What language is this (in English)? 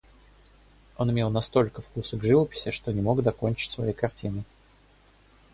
Russian